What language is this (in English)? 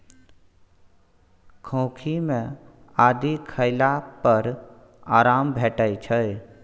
Maithili